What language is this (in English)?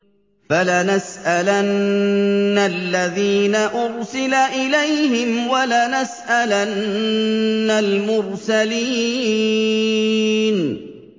Arabic